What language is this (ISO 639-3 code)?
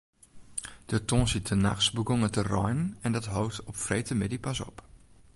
fry